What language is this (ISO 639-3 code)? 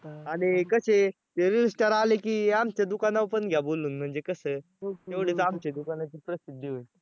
mar